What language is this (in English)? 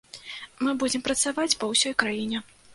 Belarusian